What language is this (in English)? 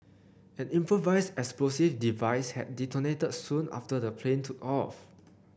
English